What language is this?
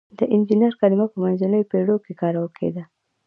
Pashto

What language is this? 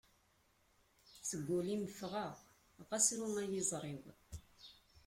Kabyle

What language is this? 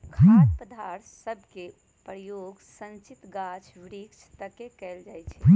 Magahi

